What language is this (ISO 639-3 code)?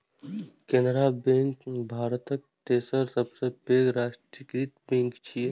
mai